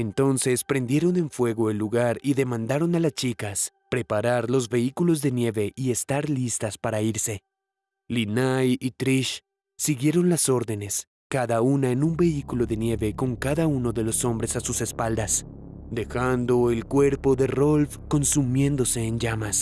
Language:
Spanish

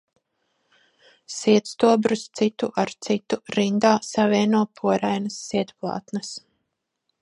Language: Latvian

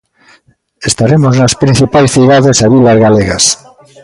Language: Galician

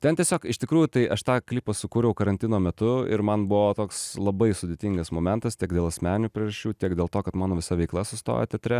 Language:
Lithuanian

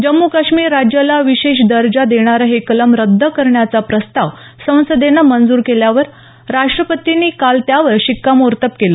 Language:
Marathi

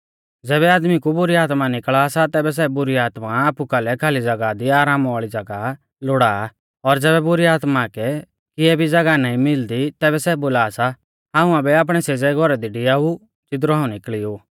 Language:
Mahasu Pahari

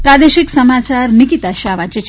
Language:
Gujarati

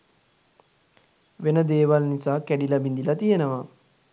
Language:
Sinhala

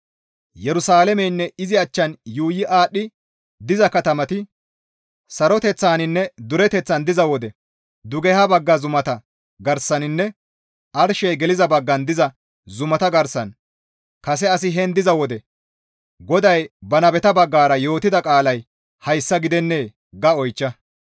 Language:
Gamo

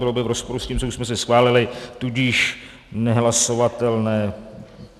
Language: Czech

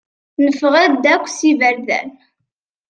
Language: Kabyle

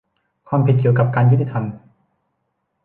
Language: Thai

